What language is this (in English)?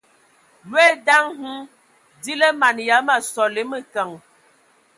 Ewondo